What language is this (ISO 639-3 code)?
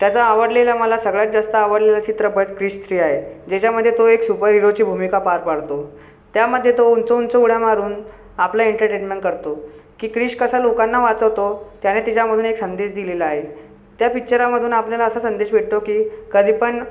mar